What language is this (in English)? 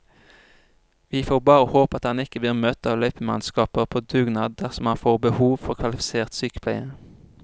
Norwegian